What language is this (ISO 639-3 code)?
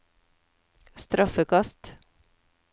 nor